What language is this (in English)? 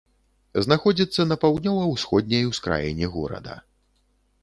Belarusian